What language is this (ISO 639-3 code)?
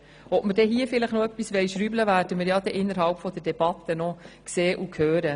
gsw